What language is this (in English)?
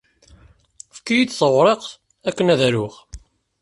Kabyle